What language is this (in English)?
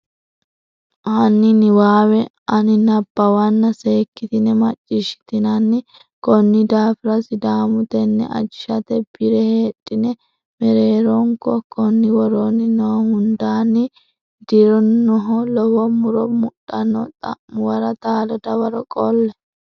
Sidamo